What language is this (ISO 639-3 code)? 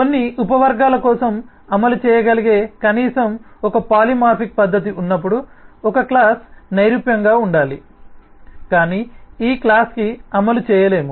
tel